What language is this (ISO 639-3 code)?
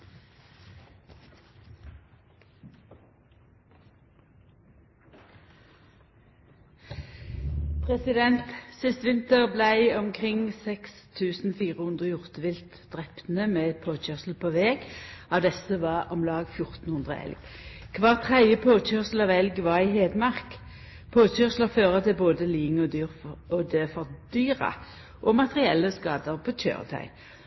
nno